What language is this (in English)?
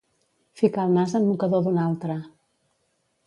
Catalan